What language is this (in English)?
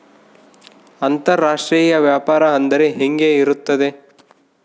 Kannada